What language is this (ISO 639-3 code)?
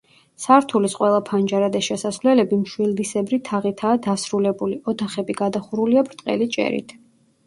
kat